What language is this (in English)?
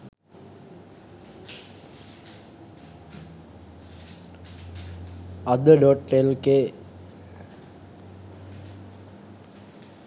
Sinhala